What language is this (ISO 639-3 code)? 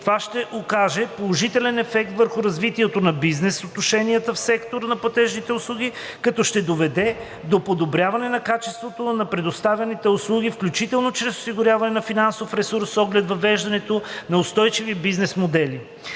bul